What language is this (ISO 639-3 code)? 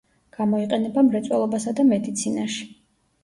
kat